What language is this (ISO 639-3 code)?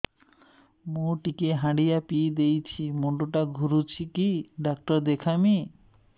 ori